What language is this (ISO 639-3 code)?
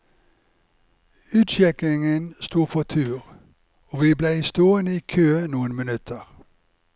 nor